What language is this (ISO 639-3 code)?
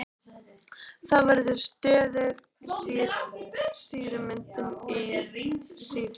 isl